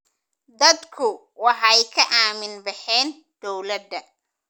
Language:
Somali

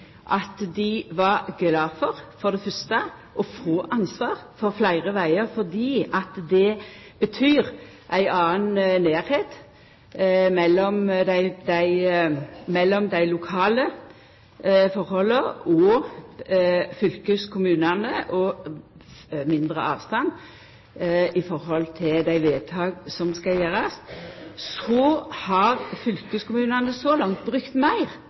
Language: Norwegian Nynorsk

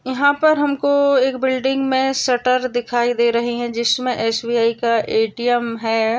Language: Marwari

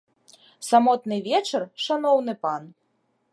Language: Belarusian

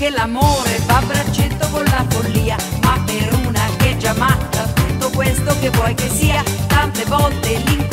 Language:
Italian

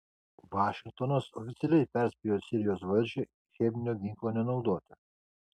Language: Lithuanian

